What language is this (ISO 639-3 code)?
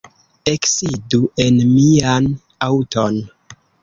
epo